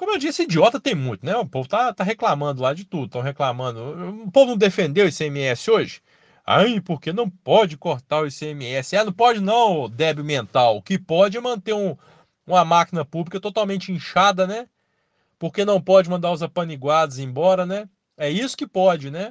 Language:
Portuguese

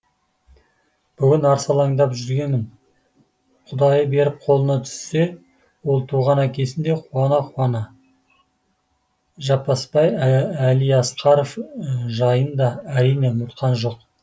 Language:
Kazakh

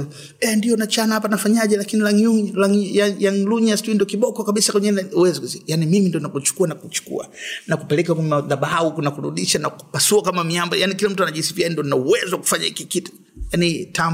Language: Swahili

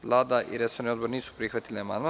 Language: Serbian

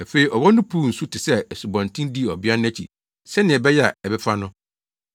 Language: Akan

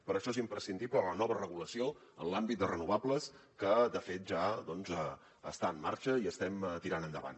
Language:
Catalan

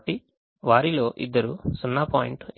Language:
Telugu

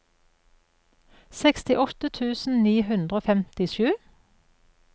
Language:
Norwegian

